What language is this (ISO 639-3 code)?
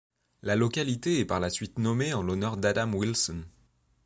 fra